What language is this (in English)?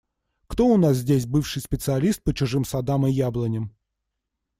Russian